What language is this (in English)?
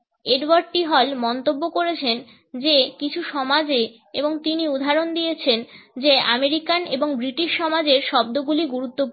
Bangla